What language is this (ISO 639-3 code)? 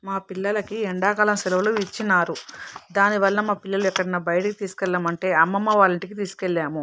tel